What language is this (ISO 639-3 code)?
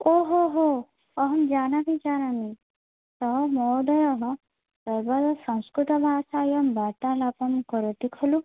san